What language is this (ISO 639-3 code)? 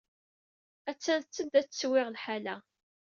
kab